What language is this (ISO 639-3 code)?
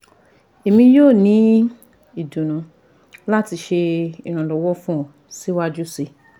yor